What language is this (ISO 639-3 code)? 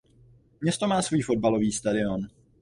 ces